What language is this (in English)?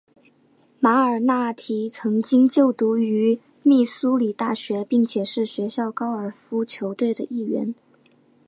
Chinese